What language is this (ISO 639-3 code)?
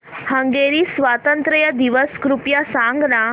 mar